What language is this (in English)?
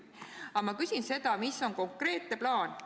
Estonian